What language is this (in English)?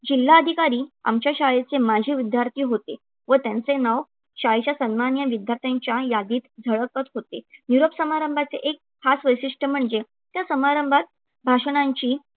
Marathi